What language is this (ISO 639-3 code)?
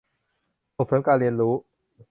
tha